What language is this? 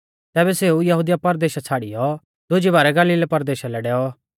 Mahasu Pahari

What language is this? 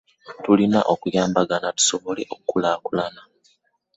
Ganda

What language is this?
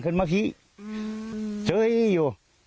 Thai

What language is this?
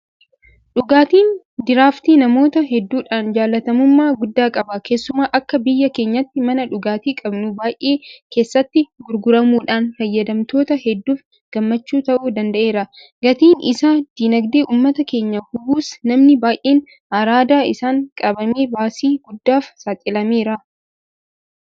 Oromo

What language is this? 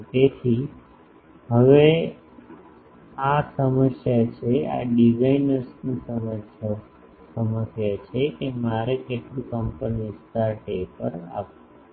Gujarati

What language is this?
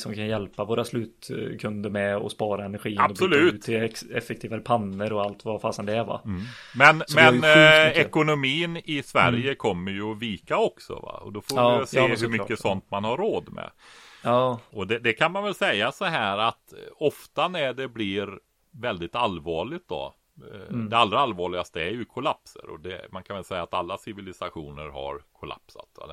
Swedish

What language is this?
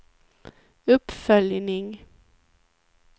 Swedish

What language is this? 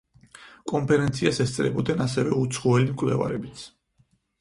Georgian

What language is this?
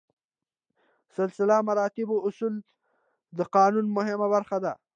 Pashto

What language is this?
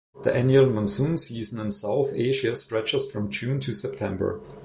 English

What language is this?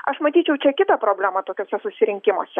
Lithuanian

